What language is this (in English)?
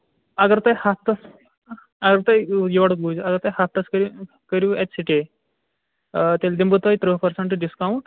Kashmiri